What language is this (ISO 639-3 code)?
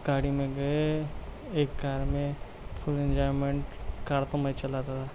urd